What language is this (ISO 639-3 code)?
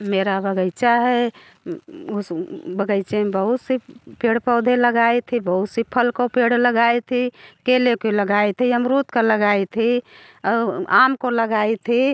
hin